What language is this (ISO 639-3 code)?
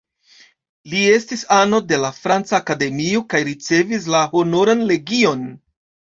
epo